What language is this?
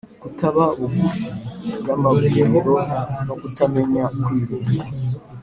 Kinyarwanda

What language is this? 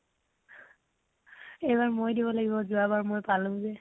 Assamese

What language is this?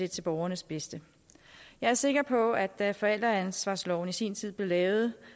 Danish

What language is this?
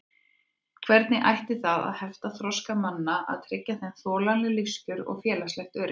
Icelandic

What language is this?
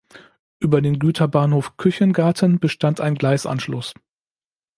German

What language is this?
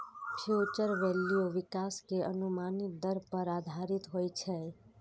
Maithili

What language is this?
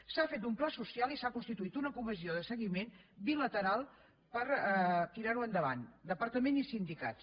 Catalan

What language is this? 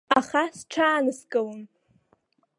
Abkhazian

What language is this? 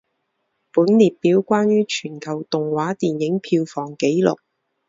Chinese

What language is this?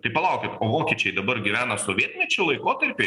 Lithuanian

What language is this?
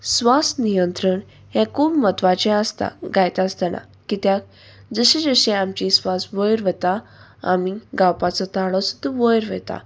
Konkani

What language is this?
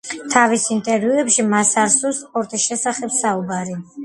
Georgian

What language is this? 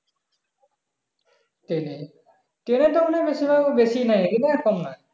Bangla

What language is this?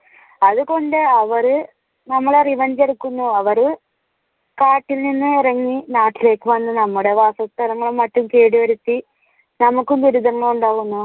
Malayalam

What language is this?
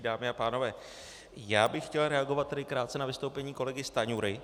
Czech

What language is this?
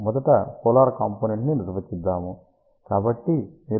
Telugu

